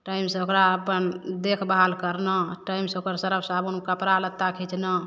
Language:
Maithili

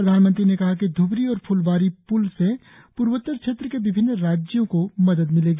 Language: Hindi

